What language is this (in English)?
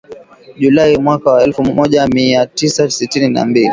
Swahili